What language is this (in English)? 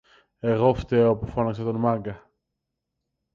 Greek